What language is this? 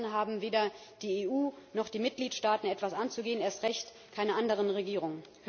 German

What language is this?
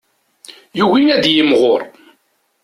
Kabyle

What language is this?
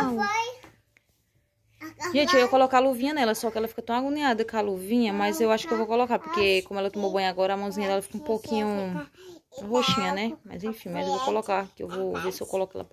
Portuguese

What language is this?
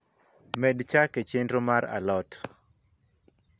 Luo (Kenya and Tanzania)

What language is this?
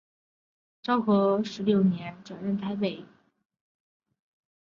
Chinese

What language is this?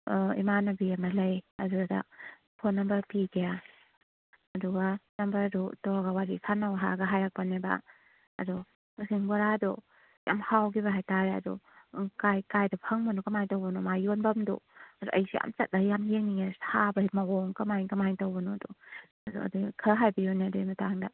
Manipuri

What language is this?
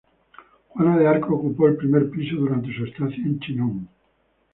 Spanish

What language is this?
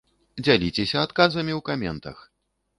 Belarusian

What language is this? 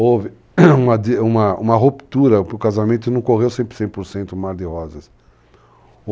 Portuguese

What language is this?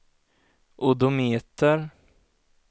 Swedish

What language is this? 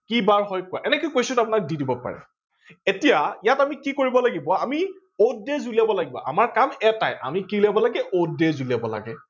Assamese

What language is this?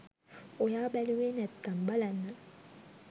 Sinhala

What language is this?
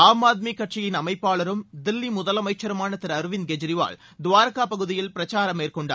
Tamil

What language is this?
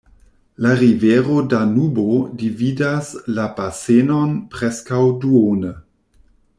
Esperanto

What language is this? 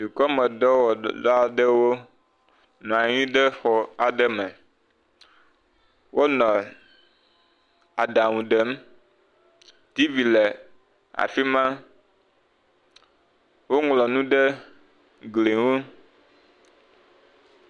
Ewe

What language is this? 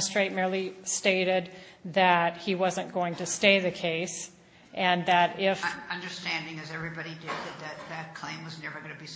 English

